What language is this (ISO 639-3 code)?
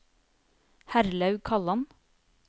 nor